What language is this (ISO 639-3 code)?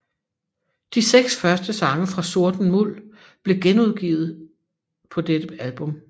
dan